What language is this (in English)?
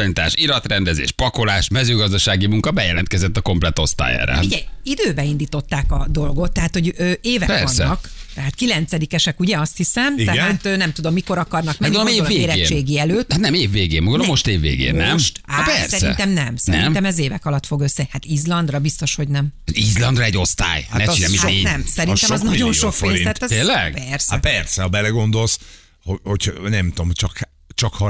Hungarian